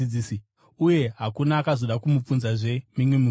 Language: Shona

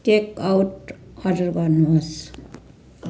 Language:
Nepali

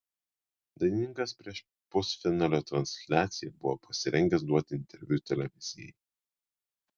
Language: Lithuanian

